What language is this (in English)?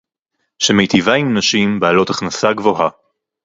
Hebrew